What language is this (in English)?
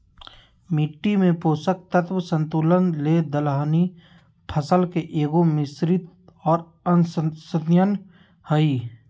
Magahi